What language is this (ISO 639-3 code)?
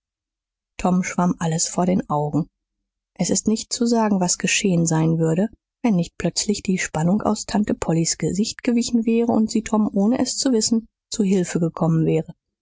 deu